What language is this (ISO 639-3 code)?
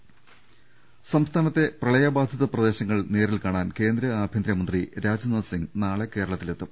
mal